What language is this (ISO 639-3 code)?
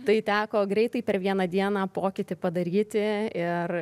lit